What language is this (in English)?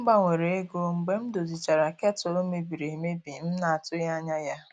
Igbo